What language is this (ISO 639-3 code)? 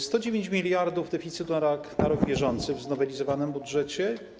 pol